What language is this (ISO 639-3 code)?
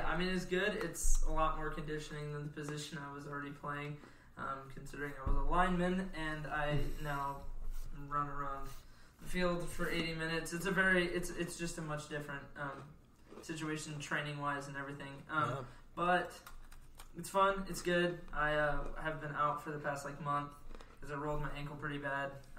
eng